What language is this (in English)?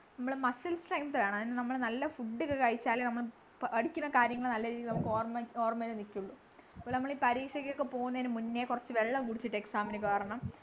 Malayalam